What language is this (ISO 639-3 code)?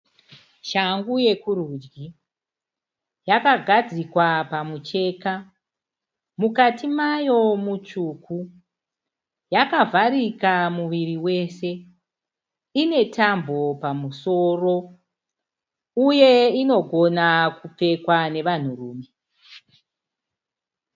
sna